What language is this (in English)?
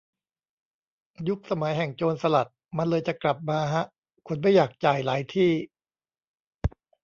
Thai